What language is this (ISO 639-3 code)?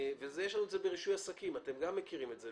heb